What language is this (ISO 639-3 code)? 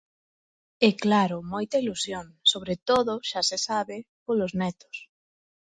glg